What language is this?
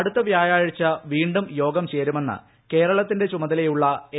Malayalam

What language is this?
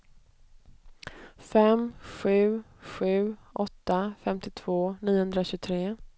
Swedish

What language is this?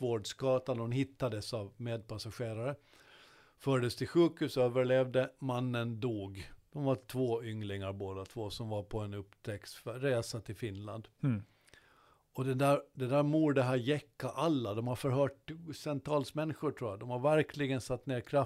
Swedish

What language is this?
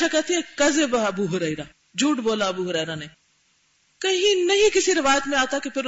Urdu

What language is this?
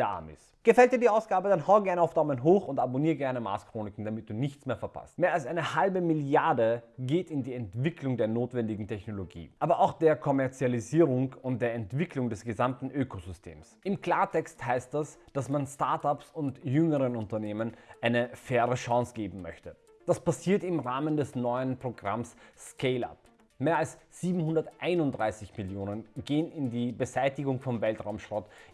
German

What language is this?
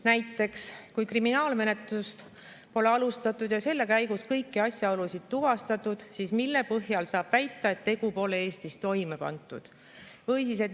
Estonian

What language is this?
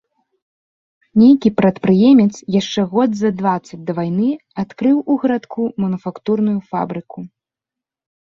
Belarusian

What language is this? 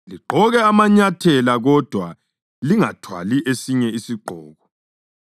North Ndebele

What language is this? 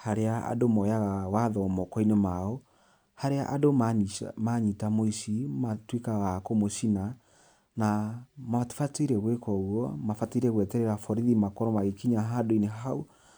Kikuyu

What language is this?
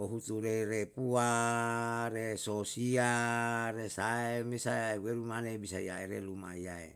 Yalahatan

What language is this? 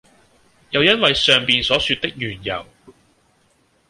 Cantonese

